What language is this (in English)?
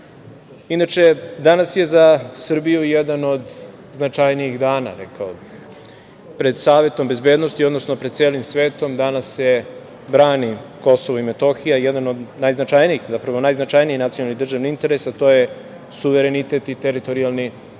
Serbian